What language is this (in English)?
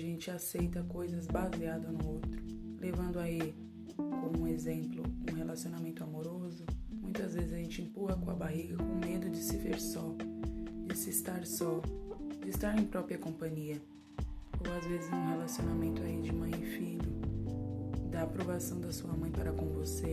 Portuguese